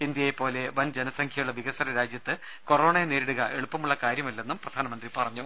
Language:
Malayalam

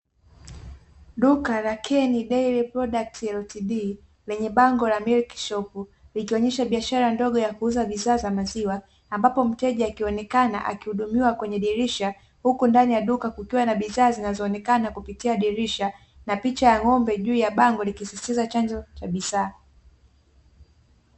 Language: Swahili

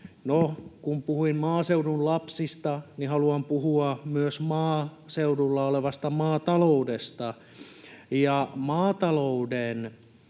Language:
Finnish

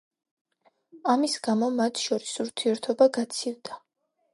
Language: Georgian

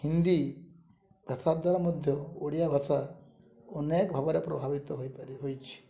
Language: Odia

